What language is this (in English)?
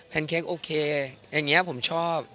Thai